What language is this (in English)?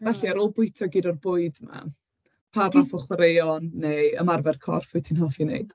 Welsh